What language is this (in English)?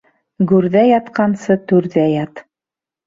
Bashkir